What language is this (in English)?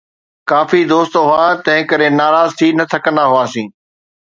Sindhi